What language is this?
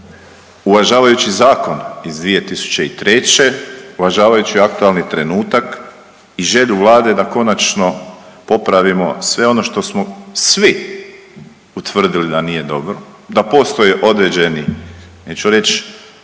Croatian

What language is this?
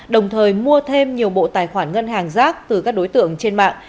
Vietnamese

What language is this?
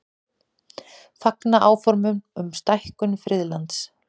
Icelandic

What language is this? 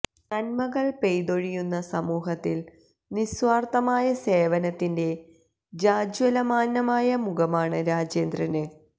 Malayalam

